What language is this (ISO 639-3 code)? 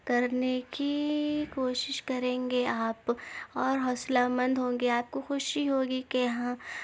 urd